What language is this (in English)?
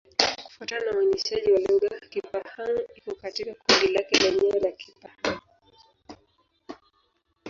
Swahili